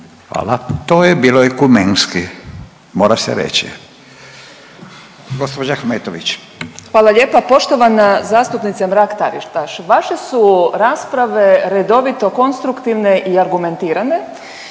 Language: Croatian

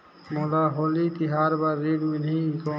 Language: Chhattisgarhi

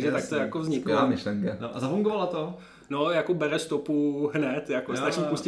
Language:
Czech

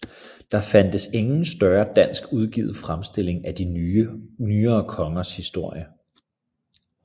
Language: Danish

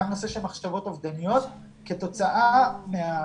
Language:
Hebrew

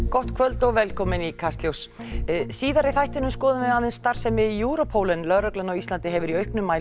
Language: Icelandic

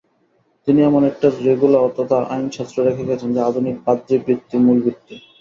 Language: Bangla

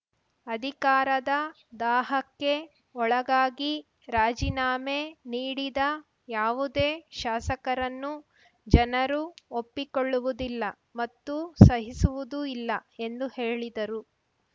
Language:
Kannada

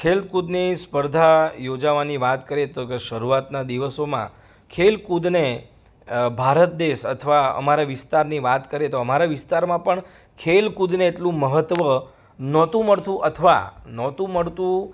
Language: Gujarati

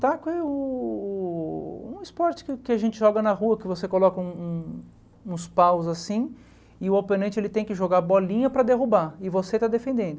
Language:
Portuguese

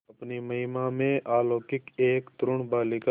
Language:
Hindi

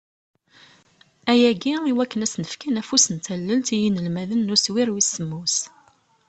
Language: Kabyle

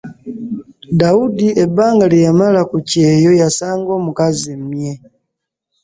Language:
Ganda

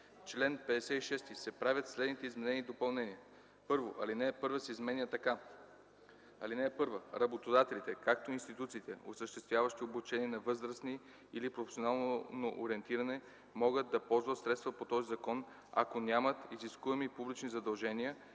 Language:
Bulgarian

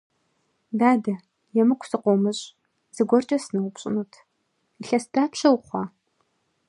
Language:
Kabardian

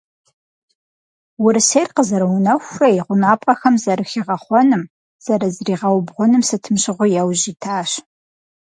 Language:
Kabardian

